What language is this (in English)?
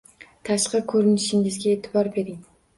Uzbek